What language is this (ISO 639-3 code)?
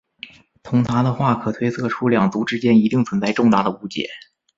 zho